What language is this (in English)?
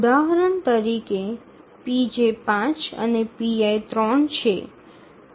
Gujarati